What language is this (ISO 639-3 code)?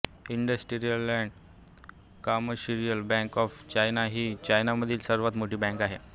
mar